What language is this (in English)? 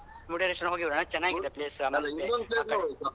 Kannada